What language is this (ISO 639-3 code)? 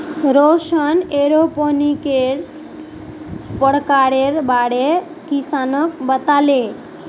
mag